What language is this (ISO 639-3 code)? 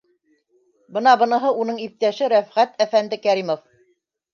bak